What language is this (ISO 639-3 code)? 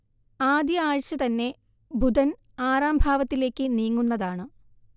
mal